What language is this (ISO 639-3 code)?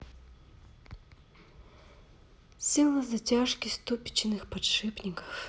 rus